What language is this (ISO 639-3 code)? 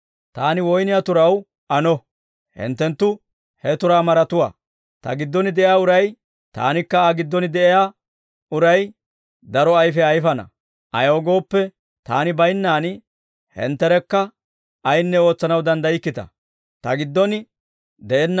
dwr